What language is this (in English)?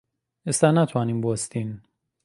Central Kurdish